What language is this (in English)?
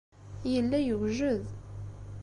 Kabyle